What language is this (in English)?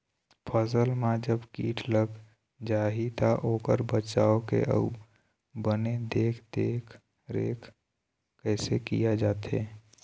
Chhattisgarhi